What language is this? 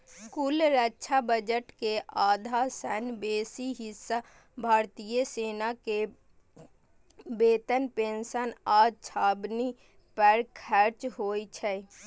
Maithili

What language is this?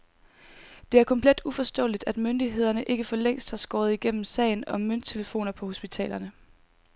Danish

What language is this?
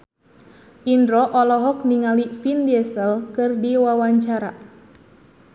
Sundanese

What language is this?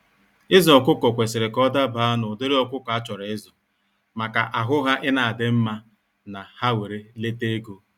Igbo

